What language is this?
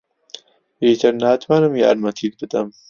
Central Kurdish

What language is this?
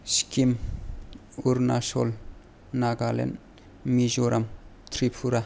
Bodo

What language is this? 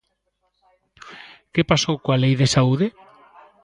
Galician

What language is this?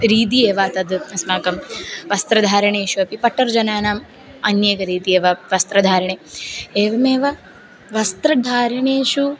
Sanskrit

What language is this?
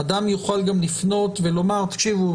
Hebrew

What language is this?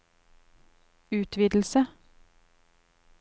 Norwegian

